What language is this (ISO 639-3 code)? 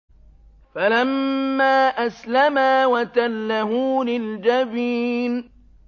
ara